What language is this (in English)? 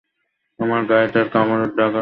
Bangla